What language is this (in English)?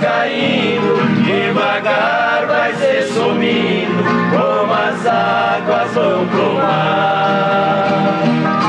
Ukrainian